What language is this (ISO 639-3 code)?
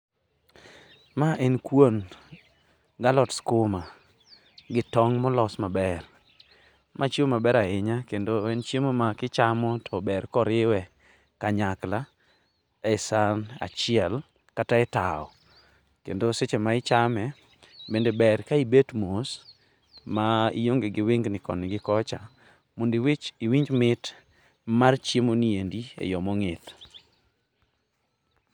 luo